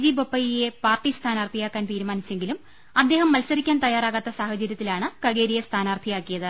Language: Malayalam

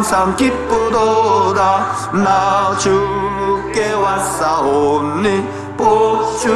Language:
Korean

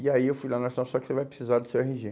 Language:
Portuguese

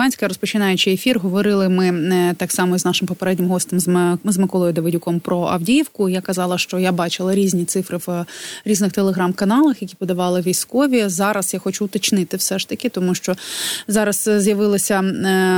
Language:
Ukrainian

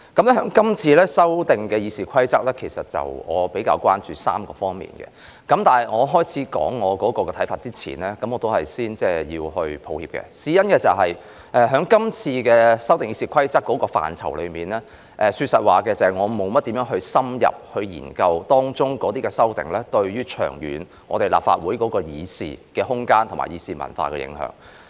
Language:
Cantonese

